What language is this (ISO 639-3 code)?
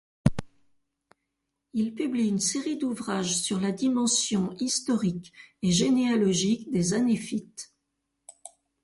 fra